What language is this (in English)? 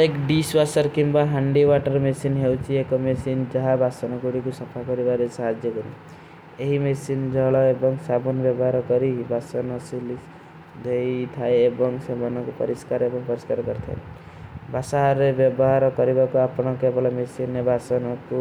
Kui (India)